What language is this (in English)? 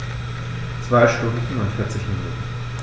German